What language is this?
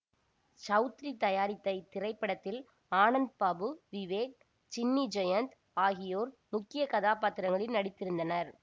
Tamil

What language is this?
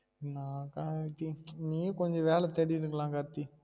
Tamil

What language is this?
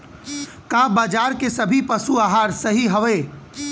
Bhojpuri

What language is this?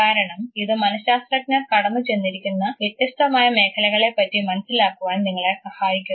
Malayalam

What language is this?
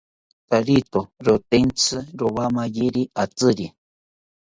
South Ucayali Ashéninka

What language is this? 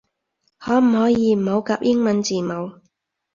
Cantonese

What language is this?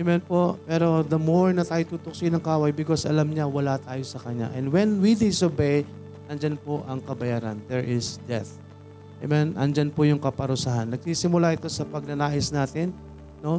Filipino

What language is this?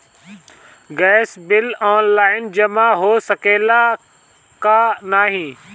Bhojpuri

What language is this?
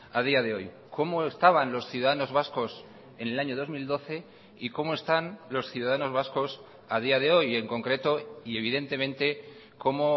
Spanish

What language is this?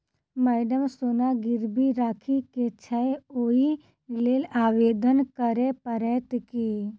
Maithili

